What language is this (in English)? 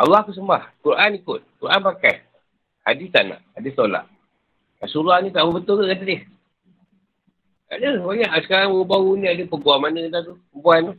Malay